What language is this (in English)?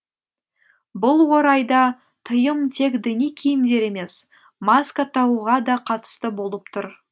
Kazakh